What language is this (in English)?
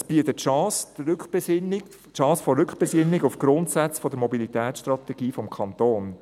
Swiss German